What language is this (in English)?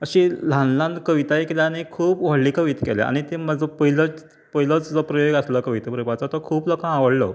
Konkani